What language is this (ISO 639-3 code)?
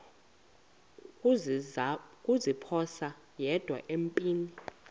xho